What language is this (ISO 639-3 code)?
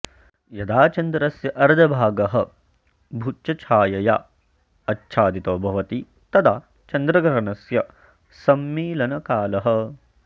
san